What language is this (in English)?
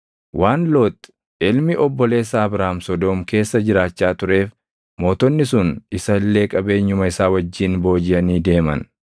Oromo